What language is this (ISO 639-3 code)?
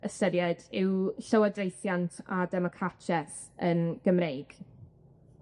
cym